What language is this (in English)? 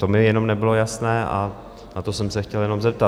Czech